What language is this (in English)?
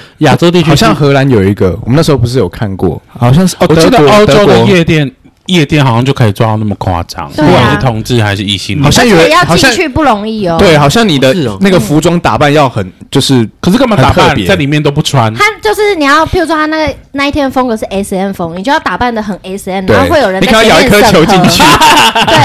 Chinese